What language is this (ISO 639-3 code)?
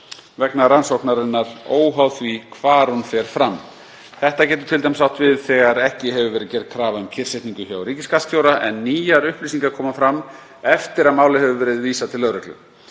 isl